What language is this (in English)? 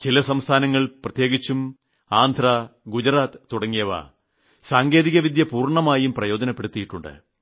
Malayalam